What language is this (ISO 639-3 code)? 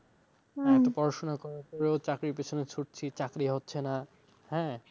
ben